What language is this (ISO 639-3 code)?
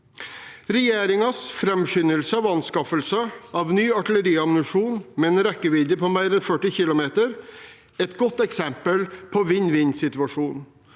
nor